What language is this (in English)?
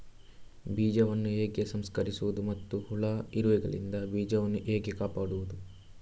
Kannada